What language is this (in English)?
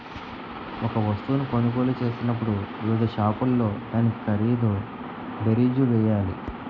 Telugu